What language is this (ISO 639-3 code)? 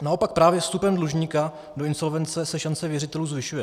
ces